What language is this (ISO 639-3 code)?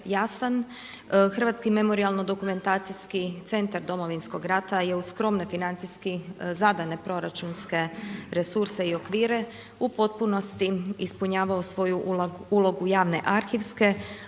hrv